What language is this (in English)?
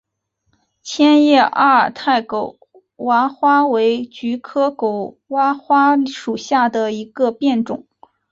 Chinese